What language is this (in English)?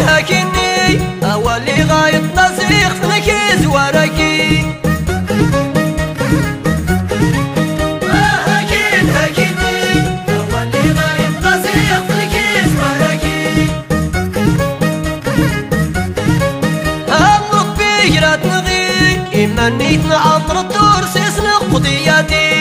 Arabic